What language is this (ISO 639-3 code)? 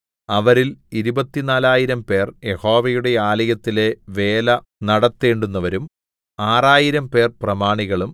mal